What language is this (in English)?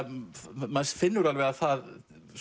Icelandic